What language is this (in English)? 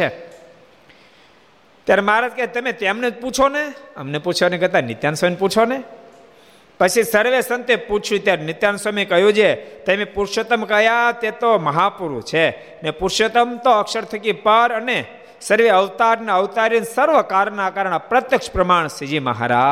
Gujarati